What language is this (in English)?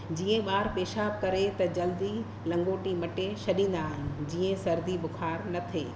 Sindhi